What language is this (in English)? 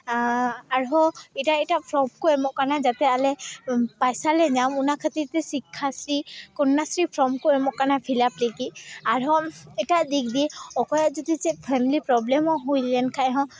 Santali